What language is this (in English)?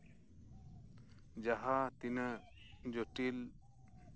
Santali